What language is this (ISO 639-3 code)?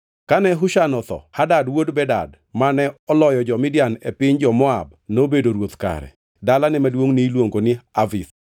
luo